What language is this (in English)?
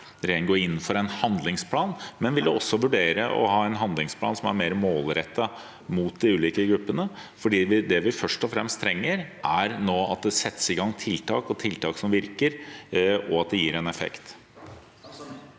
Norwegian